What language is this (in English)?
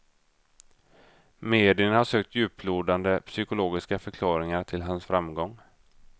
Swedish